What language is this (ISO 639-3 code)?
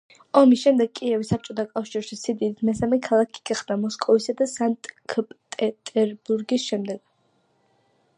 kat